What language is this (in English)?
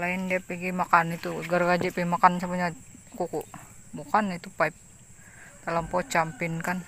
Indonesian